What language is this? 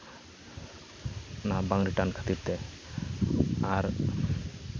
Santali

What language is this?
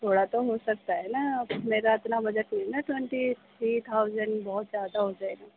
Urdu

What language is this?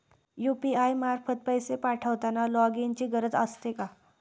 Marathi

